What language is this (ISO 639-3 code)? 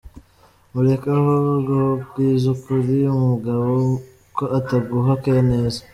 kin